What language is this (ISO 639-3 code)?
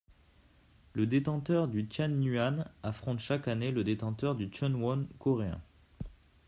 fra